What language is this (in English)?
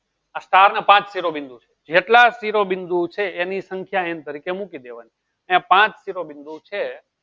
Gujarati